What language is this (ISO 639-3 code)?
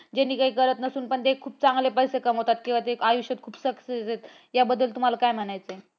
mar